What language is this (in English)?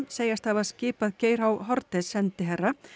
Icelandic